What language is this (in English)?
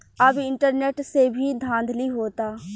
Bhojpuri